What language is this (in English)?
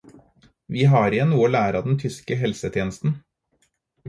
Norwegian Bokmål